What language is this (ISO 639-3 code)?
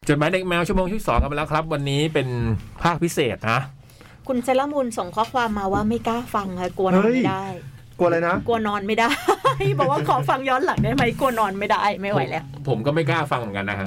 tha